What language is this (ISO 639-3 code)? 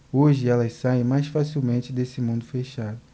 por